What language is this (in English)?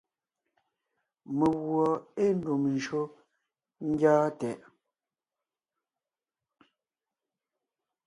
Ngiemboon